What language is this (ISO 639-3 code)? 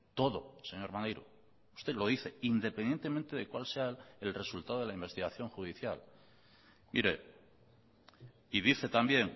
spa